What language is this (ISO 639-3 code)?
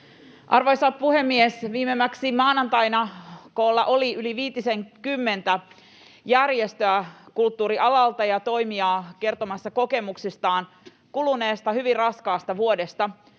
fin